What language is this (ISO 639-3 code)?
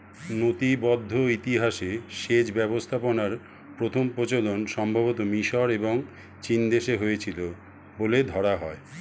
ben